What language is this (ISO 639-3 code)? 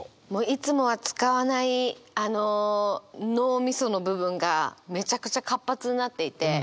jpn